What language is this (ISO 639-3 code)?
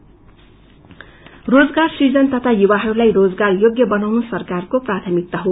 nep